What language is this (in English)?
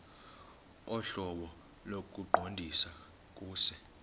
Xhosa